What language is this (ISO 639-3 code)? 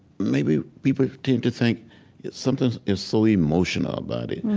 eng